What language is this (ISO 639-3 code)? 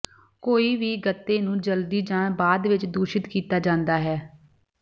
pan